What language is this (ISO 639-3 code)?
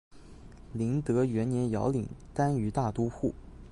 zho